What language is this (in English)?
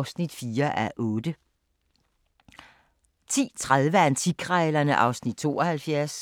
Danish